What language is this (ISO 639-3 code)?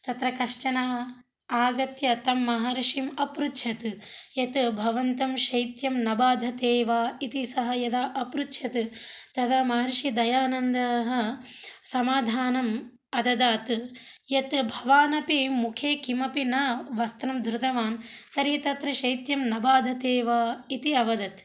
san